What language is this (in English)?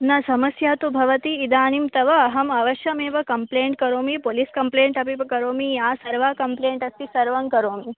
Sanskrit